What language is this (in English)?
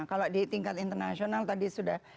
Indonesian